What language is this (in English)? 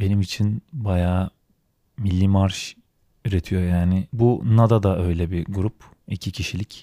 Turkish